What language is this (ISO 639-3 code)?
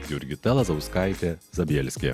lit